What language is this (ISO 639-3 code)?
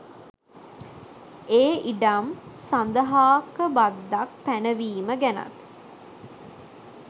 sin